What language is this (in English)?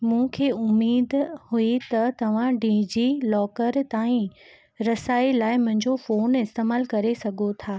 Sindhi